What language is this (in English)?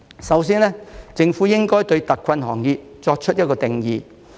Cantonese